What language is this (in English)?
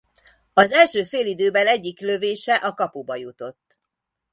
Hungarian